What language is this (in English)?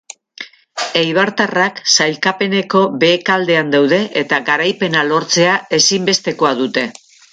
Basque